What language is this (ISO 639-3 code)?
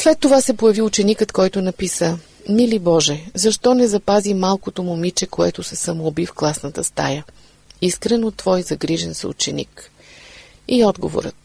bul